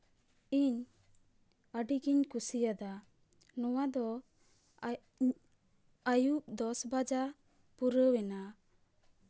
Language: Santali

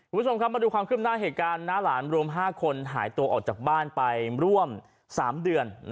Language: Thai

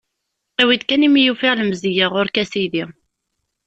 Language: Kabyle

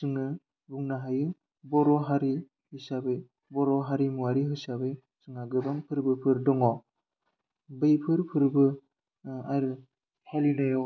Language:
Bodo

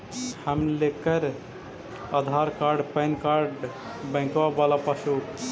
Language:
Magahi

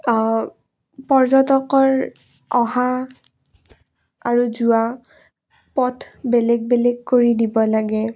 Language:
Assamese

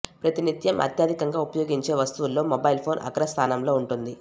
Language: Telugu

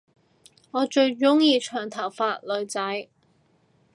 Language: Cantonese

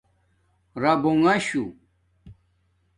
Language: Domaaki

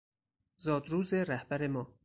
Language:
Persian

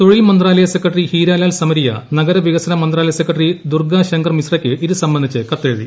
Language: Malayalam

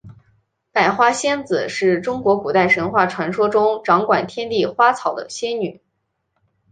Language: Chinese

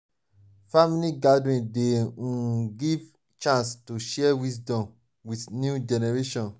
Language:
Nigerian Pidgin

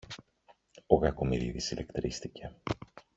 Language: Greek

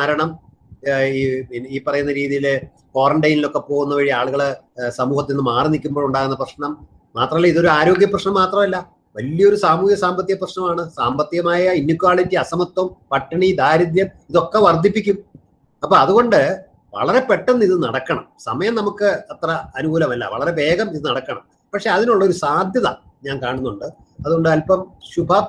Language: Malayalam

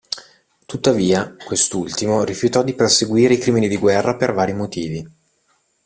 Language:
Italian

